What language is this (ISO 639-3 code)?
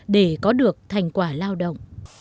vie